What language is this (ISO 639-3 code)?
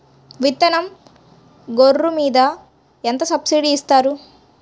tel